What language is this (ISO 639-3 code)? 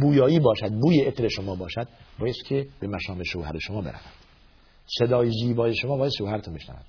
fas